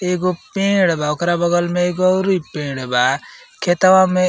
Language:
Bhojpuri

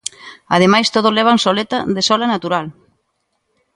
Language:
Galician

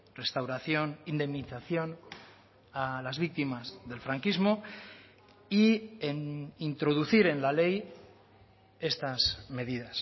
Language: Spanish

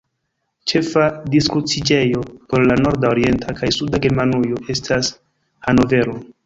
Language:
Esperanto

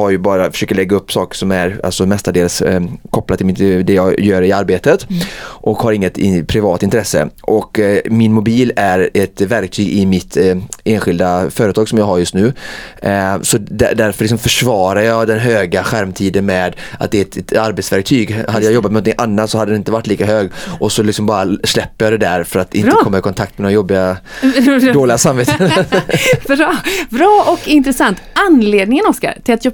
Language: Swedish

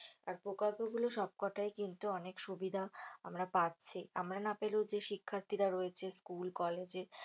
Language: Bangla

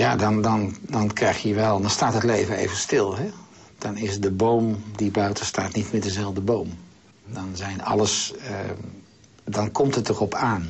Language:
Dutch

